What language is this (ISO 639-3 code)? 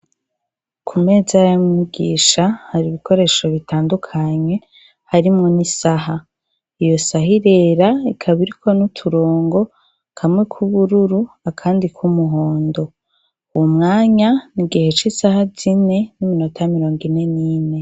run